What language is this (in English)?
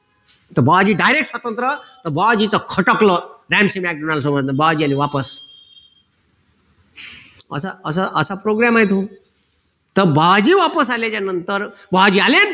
Marathi